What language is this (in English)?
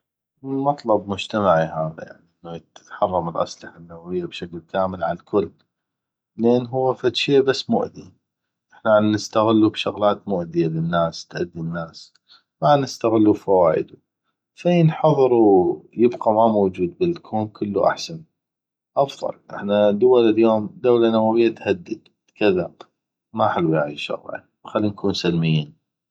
North Mesopotamian Arabic